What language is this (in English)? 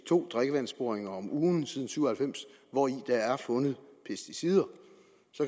Danish